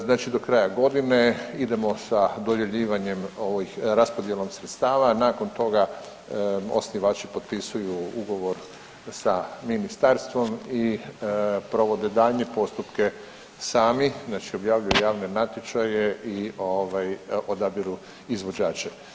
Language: Croatian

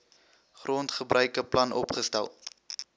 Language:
Afrikaans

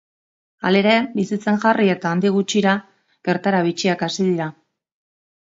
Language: Basque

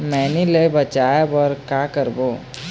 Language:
Chhattisgarhi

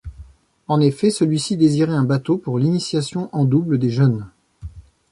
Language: French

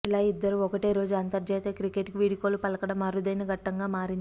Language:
Telugu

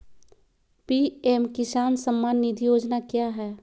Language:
Magahi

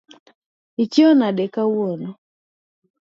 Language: Luo (Kenya and Tanzania)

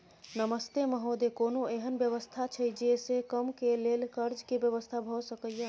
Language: Maithili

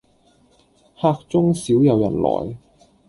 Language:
Cantonese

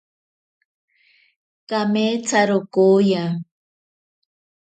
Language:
Ashéninka Perené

